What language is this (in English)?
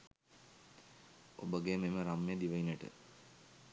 Sinhala